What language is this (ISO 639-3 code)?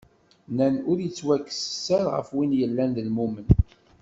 kab